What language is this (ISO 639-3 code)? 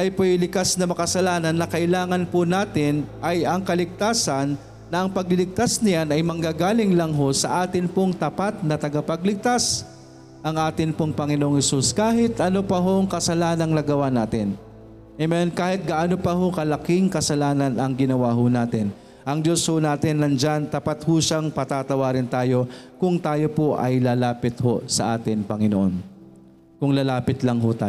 fil